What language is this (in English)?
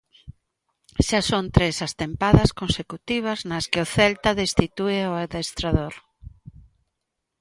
Galician